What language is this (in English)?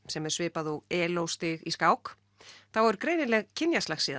Icelandic